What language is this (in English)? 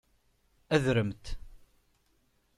Kabyle